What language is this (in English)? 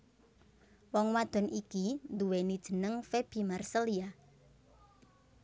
Javanese